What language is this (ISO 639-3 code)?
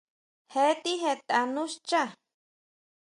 mau